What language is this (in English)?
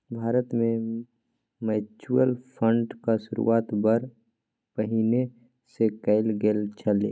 Maithili